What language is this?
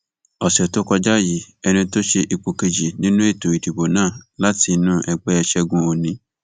Yoruba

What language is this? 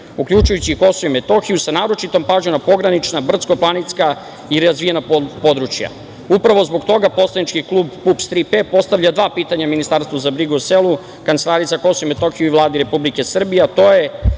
Serbian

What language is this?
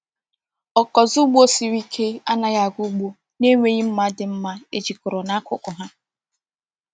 Igbo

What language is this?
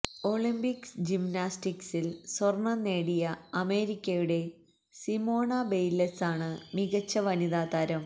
Malayalam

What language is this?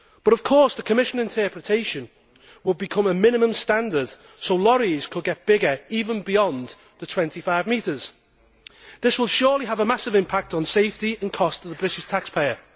English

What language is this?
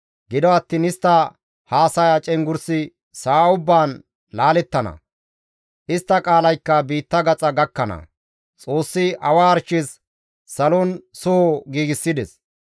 Gamo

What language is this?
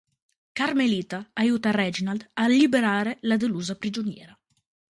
Italian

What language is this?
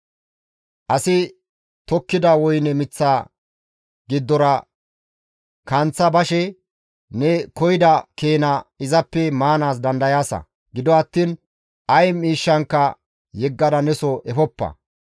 Gamo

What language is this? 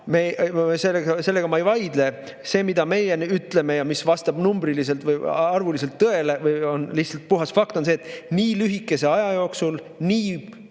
Estonian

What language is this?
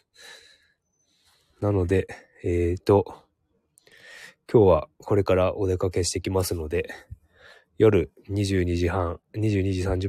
Japanese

